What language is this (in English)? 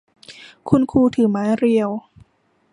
Thai